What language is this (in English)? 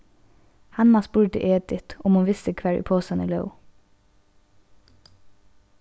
Faroese